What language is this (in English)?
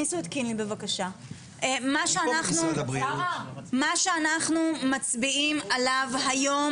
Hebrew